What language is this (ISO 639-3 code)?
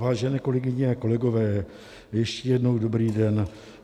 ces